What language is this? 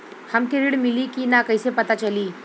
Bhojpuri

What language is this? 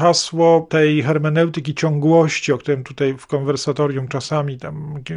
Polish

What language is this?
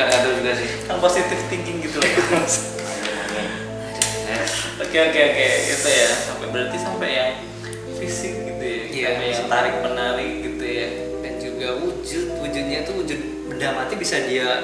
Indonesian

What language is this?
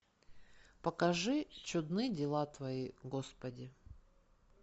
Russian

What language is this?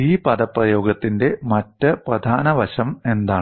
Malayalam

